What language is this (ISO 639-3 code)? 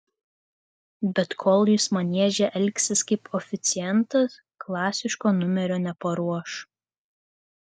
lit